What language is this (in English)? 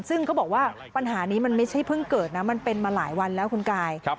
Thai